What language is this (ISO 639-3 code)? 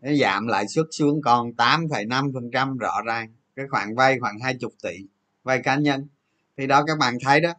vie